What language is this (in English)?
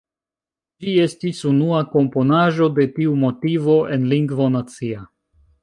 Esperanto